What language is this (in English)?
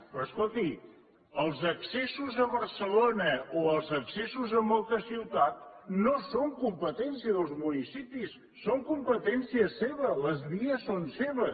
Catalan